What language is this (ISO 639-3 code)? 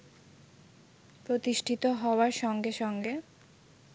ben